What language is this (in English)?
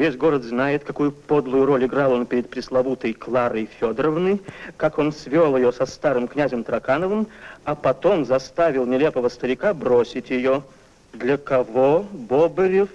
Russian